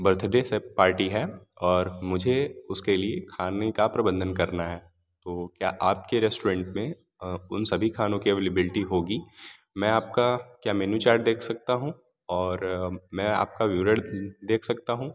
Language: Hindi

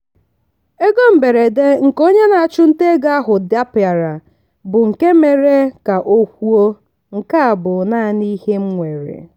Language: Igbo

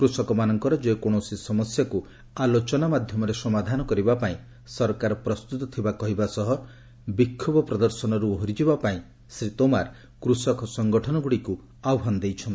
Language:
Odia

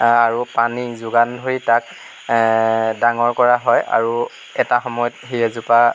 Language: Assamese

